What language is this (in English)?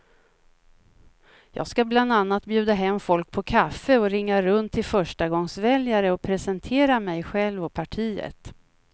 Swedish